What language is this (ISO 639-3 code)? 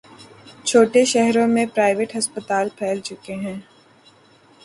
urd